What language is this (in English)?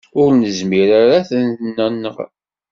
Kabyle